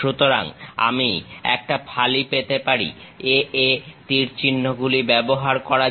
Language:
Bangla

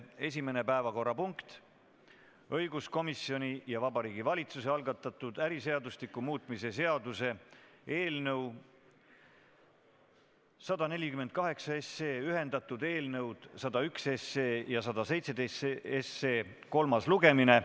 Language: Estonian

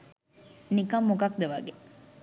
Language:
Sinhala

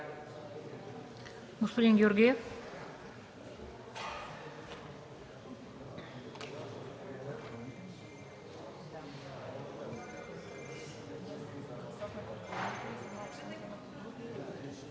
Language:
Bulgarian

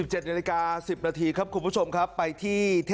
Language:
Thai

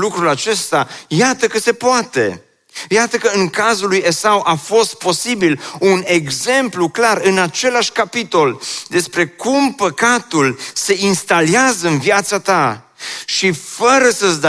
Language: Romanian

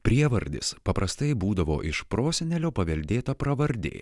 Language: Lithuanian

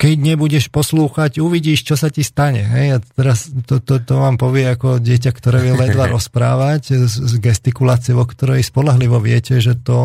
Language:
Slovak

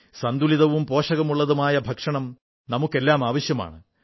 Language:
Malayalam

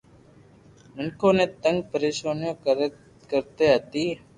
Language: Loarki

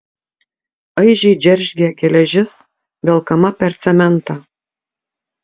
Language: Lithuanian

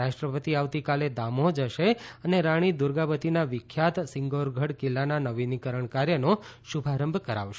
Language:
Gujarati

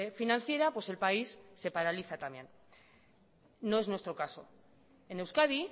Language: Spanish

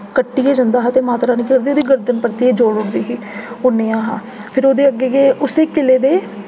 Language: Dogri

